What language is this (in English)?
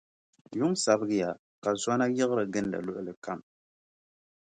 Dagbani